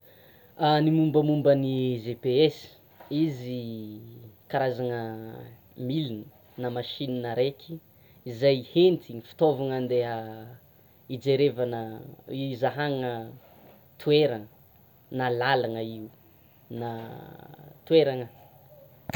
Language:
Tsimihety Malagasy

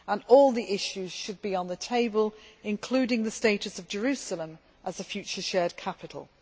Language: English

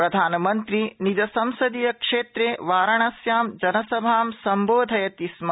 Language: Sanskrit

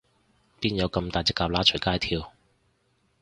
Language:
Cantonese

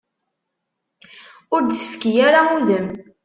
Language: Kabyle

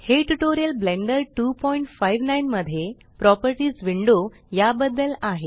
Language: Marathi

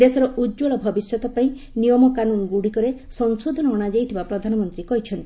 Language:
Odia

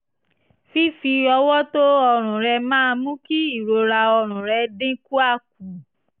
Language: Yoruba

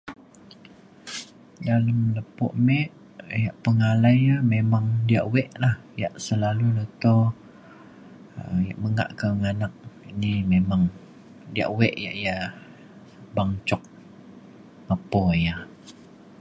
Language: Mainstream Kenyah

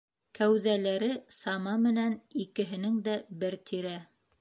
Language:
Bashkir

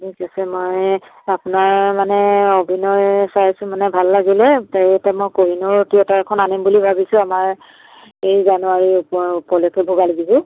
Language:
Assamese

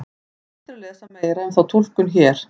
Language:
Icelandic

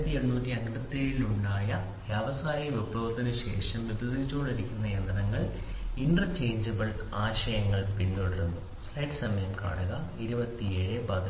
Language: Malayalam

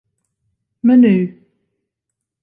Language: Western Frisian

